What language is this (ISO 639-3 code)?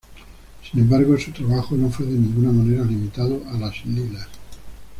spa